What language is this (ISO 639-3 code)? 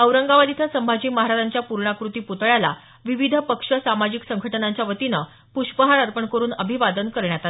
mar